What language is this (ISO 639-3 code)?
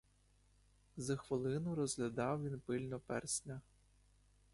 ukr